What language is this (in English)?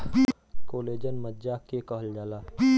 Bhojpuri